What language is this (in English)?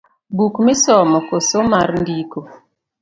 Luo (Kenya and Tanzania)